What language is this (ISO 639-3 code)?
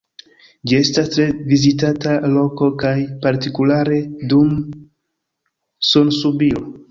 epo